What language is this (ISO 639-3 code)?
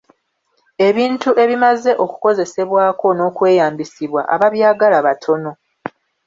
lug